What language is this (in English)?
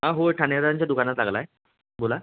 Marathi